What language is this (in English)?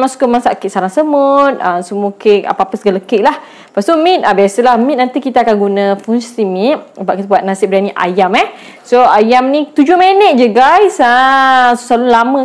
Malay